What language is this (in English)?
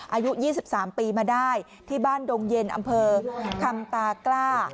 Thai